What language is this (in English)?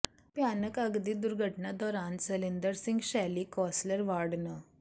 Punjabi